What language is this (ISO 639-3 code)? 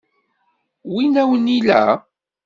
kab